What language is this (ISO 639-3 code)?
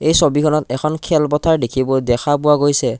asm